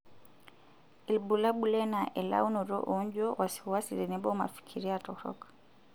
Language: Masai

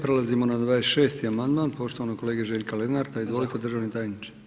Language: Croatian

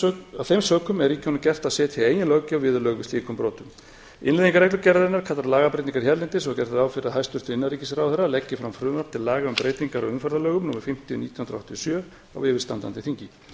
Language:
Icelandic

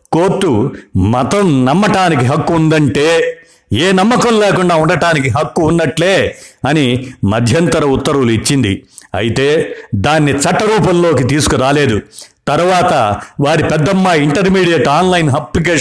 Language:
Telugu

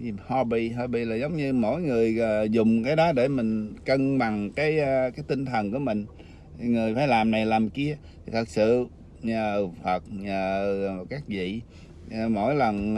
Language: Vietnamese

